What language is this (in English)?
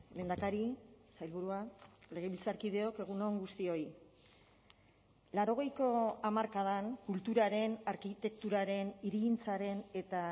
Basque